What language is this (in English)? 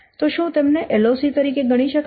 Gujarati